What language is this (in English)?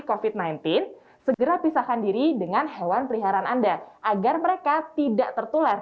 Indonesian